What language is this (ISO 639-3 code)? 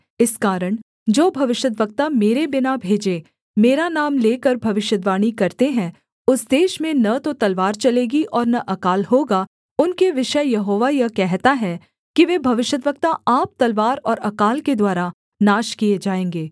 hin